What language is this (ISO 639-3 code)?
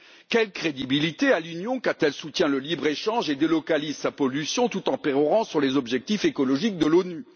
fra